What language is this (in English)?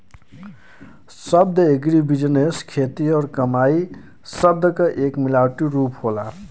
Bhojpuri